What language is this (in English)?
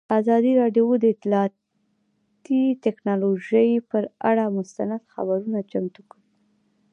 Pashto